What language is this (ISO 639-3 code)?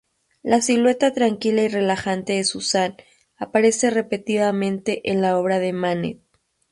spa